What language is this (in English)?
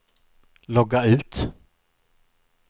Swedish